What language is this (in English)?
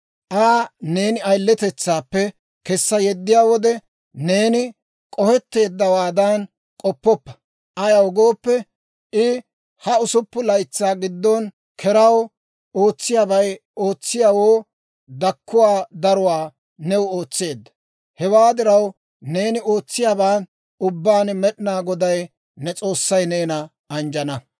Dawro